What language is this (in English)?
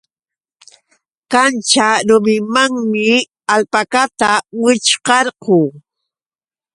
Yauyos Quechua